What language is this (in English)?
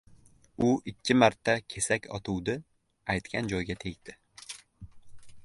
Uzbek